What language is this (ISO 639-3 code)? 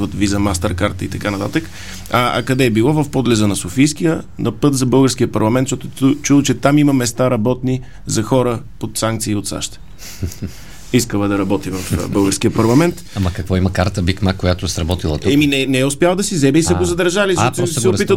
bul